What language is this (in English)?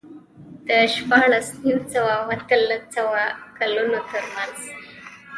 Pashto